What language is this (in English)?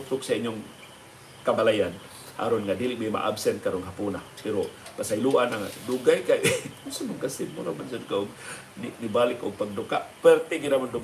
Filipino